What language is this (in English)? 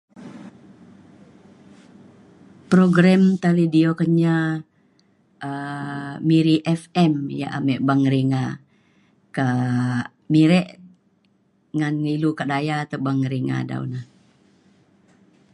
Mainstream Kenyah